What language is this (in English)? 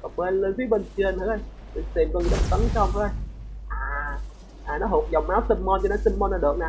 Vietnamese